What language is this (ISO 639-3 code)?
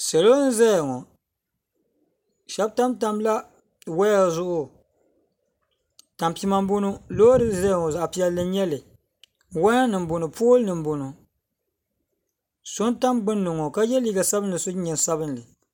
dag